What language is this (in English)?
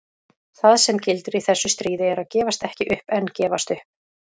Icelandic